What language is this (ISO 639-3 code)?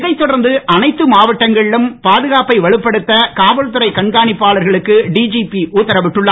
tam